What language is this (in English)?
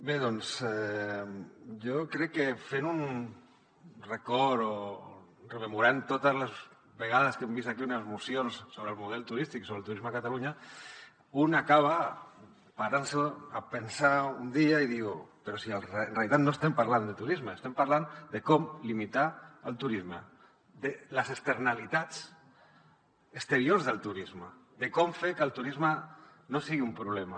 Catalan